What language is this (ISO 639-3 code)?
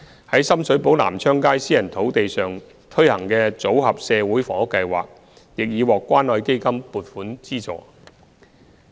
yue